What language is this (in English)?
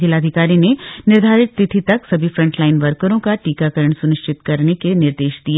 Hindi